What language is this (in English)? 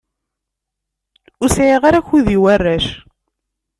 Kabyle